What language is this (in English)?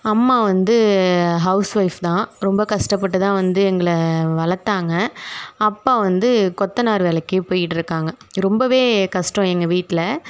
Tamil